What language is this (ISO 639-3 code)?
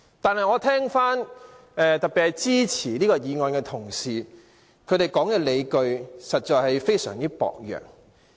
yue